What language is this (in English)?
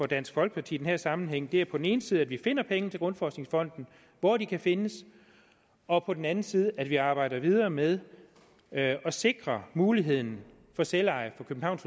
Danish